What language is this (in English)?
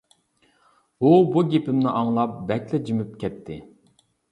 Uyghur